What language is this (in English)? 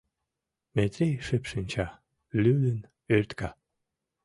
Mari